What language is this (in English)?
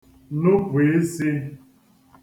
Igbo